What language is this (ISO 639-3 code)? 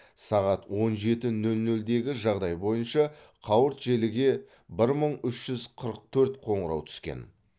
kaz